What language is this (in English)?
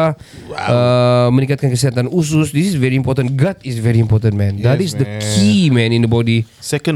Malay